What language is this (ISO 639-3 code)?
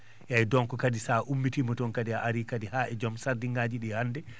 ful